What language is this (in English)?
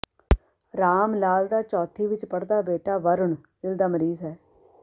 Punjabi